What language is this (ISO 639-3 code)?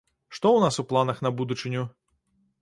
bel